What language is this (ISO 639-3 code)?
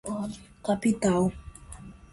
por